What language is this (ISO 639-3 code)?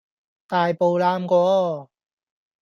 yue